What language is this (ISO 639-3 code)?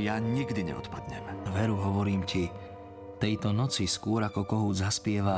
slk